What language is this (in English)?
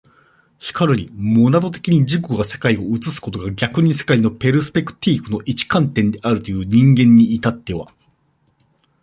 Japanese